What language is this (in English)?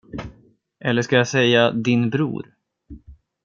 Swedish